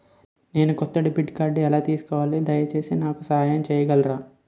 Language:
Telugu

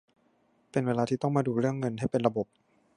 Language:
Thai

